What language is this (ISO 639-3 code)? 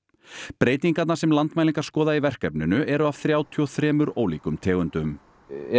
isl